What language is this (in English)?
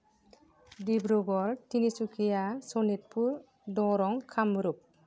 Bodo